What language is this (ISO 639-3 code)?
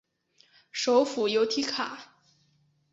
zho